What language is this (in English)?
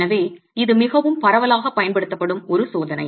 Tamil